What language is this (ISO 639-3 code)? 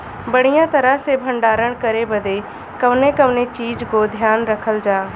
bho